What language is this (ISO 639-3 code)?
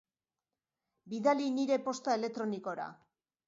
eus